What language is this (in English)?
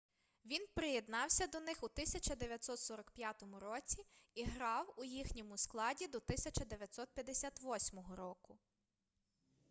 Ukrainian